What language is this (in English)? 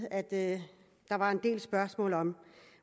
Danish